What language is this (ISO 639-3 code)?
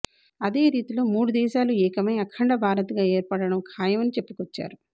tel